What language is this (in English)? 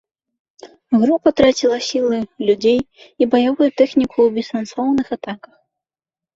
Belarusian